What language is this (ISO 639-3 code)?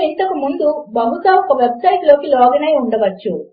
tel